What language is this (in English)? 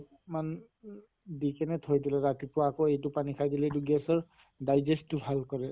Assamese